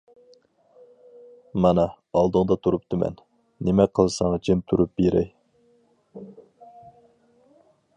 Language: Uyghur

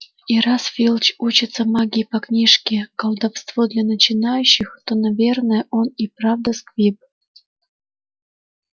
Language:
Russian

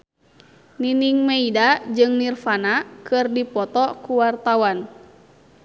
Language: Sundanese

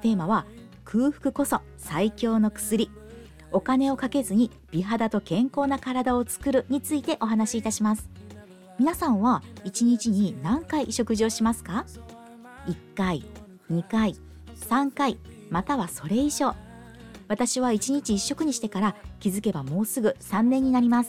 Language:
Japanese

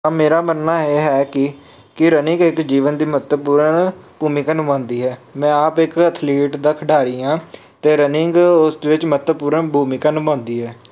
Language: Punjabi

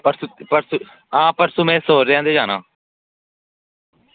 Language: Dogri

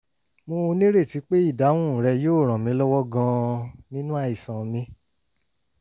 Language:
Yoruba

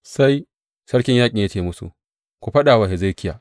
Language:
Hausa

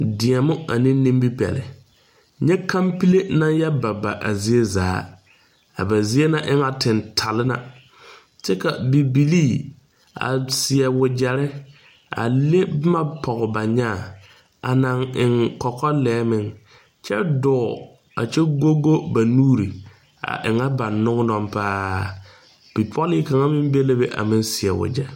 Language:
Southern Dagaare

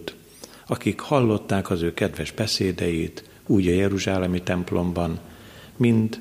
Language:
Hungarian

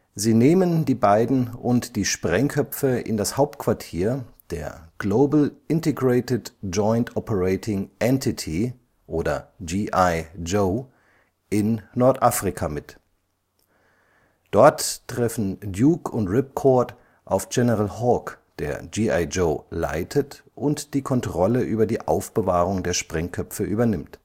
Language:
German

